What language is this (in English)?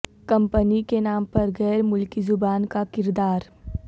Urdu